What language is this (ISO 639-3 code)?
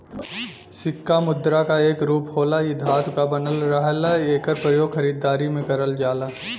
bho